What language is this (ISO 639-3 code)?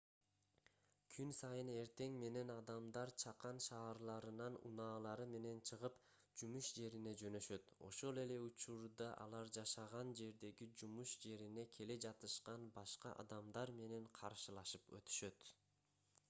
kir